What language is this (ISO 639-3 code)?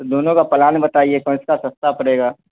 urd